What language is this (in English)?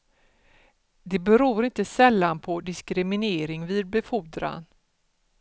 Swedish